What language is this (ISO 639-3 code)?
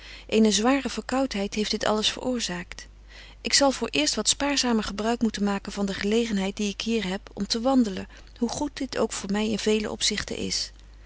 nld